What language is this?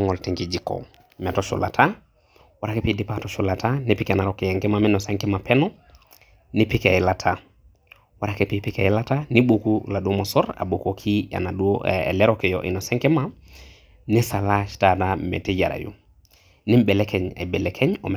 Masai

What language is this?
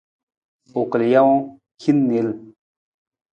Nawdm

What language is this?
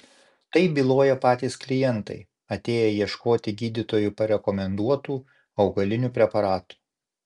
Lithuanian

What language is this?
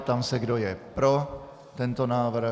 Czech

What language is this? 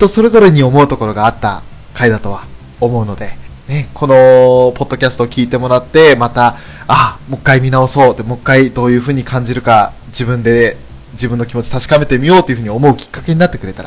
Japanese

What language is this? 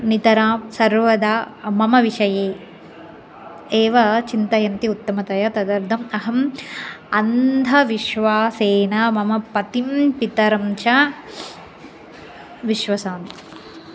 Sanskrit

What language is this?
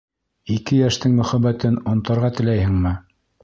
Bashkir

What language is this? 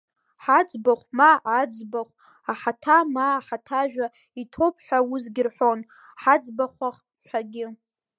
Abkhazian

